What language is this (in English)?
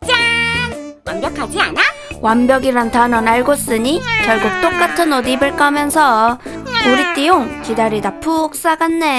Korean